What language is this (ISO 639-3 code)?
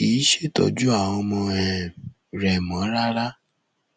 yor